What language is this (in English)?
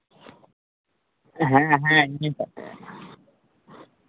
Santali